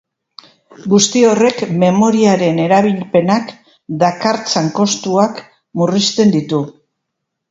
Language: Basque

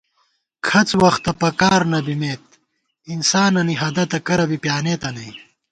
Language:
Gawar-Bati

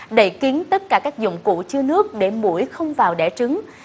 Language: Vietnamese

